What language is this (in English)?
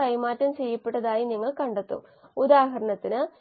Malayalam